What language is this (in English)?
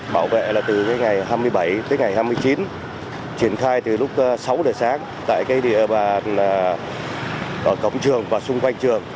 Vietnamese